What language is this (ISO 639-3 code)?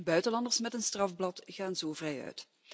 nld